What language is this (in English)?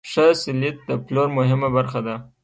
Pashto